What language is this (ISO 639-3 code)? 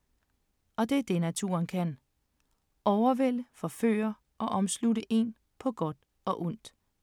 dan